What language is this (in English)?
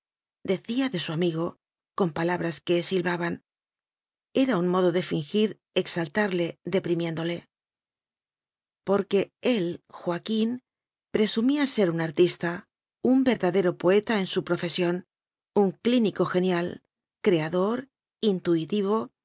Spanish